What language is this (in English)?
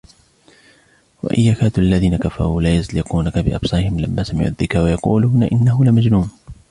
Arabic